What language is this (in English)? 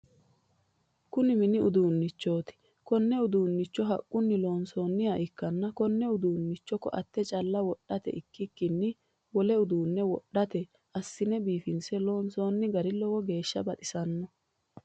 Sidamo